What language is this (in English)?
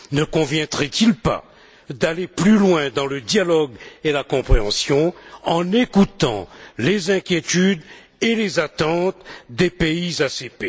French